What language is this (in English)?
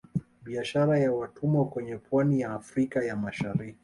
Swahili